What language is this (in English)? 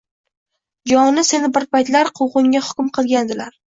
Uzbek